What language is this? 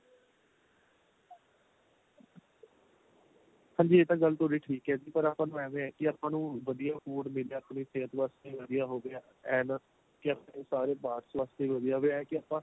Punjabi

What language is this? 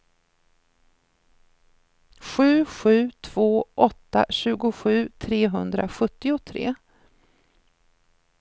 Swedish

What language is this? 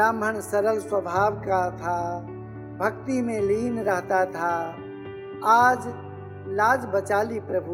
Hindi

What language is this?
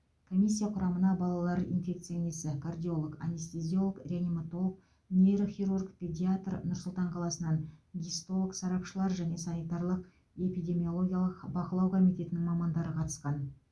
Kazakh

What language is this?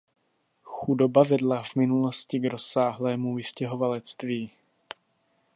Czech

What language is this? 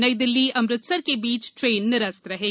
Hindi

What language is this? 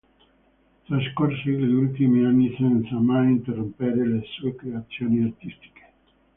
Italian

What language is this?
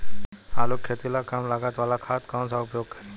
Bhojpuri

